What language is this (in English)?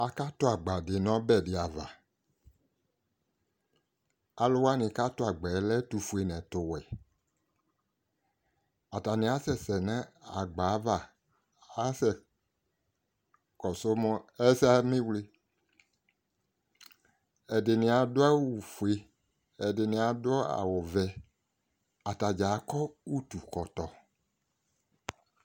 Ikposo